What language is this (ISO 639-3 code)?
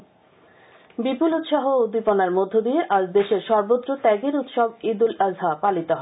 ben